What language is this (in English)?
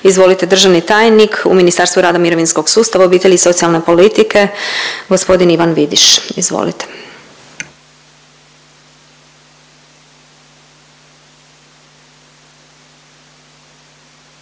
Croatian